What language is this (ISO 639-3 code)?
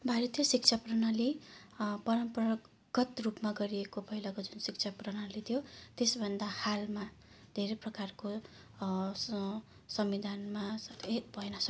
nep